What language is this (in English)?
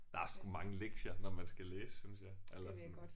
Danish